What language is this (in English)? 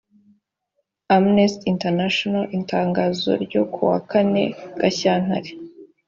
Kinyarwanda